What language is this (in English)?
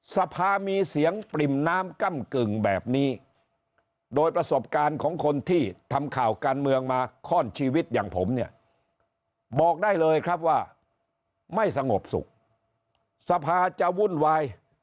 Thai